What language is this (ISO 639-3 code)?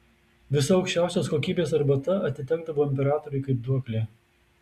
lit